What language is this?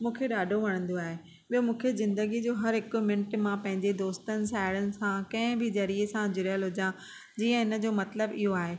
Sindhi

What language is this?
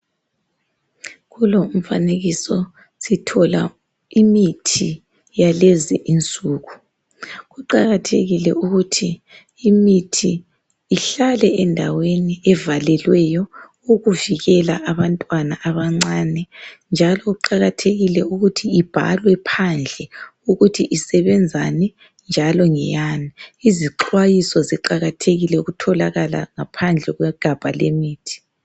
North Ndebele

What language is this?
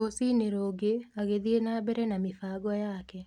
Kikuyu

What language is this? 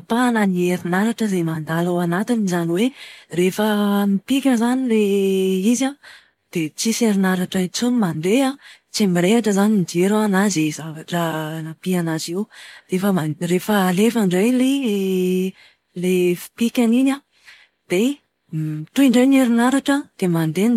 Malagasy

